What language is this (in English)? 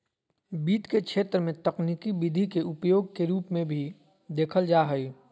Magahi